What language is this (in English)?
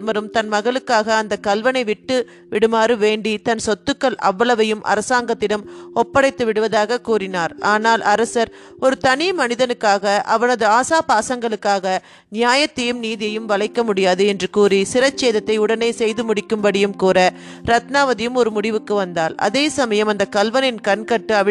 Tamil